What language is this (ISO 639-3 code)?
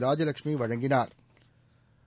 tam